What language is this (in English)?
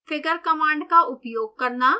Hindi